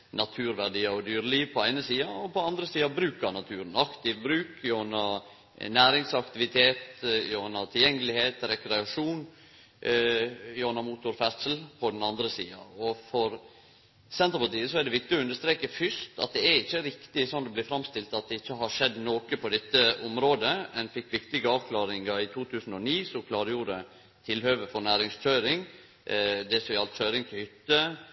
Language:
Norwegian Nynorsk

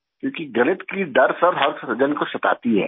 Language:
Urdu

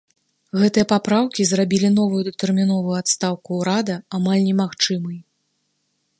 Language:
Belarusian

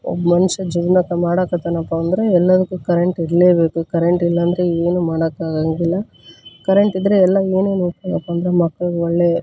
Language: Kannada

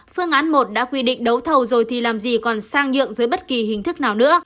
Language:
Vietnamese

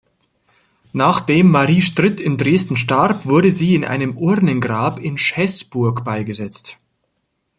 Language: German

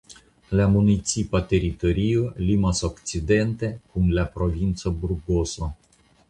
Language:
Esperanto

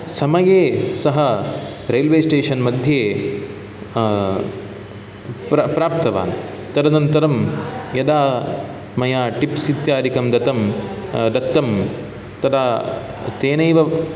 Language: Sanskrit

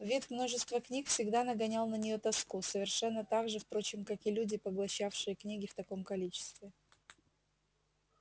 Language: Russian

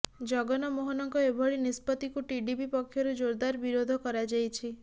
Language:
Odia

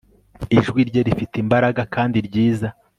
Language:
Kinyarwanda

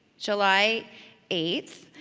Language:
English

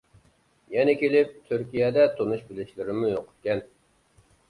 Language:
Uyghur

